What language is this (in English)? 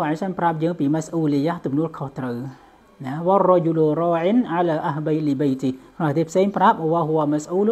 Arabic